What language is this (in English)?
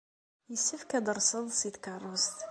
Kabyle